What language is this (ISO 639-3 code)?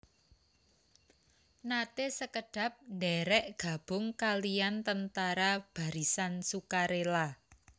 jav